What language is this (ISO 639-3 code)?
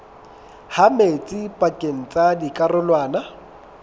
sot